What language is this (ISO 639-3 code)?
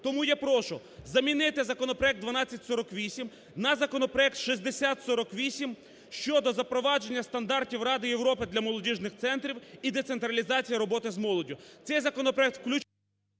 ukr